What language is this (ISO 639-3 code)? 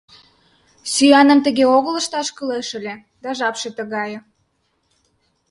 chm